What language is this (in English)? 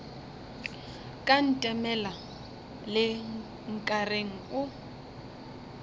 Northern Sotho